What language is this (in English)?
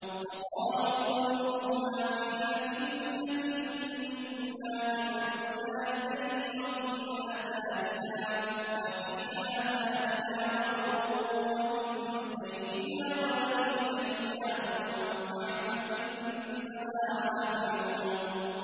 Arabic